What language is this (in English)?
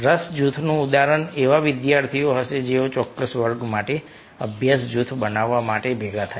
Gujarati